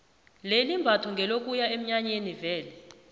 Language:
South Ndebele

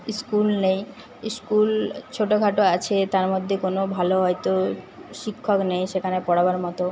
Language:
Bangla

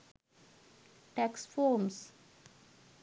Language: Sinhala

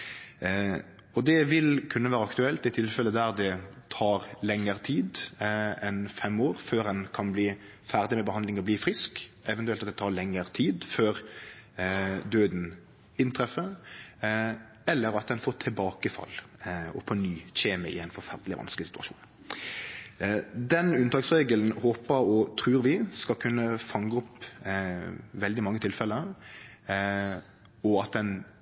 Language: Norwegian Nynorsk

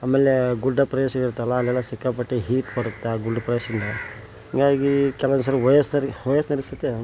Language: Kannada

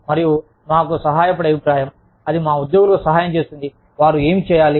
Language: Telugu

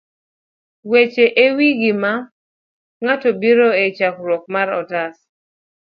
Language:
Luo (Kenya and Tanzania)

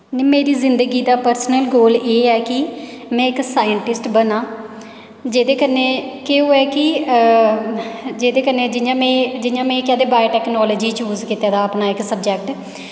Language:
Dogri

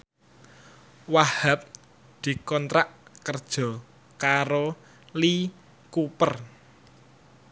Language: Javanese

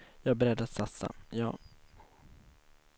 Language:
Swedish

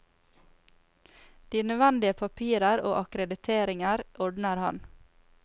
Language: Norwegian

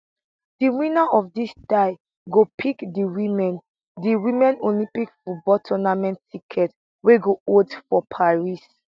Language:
Nigerian Pidgin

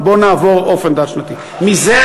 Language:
Hebrew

